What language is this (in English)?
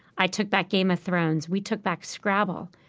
English